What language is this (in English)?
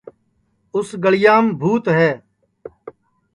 Sansi